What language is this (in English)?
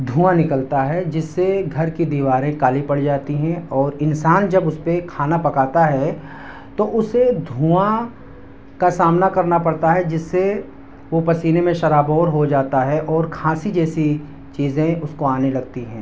Urdu